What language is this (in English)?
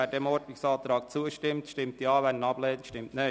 Swiss German